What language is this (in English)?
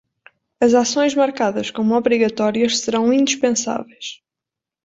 Portuguese